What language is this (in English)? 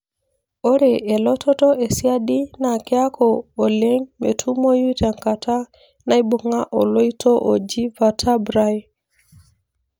Masai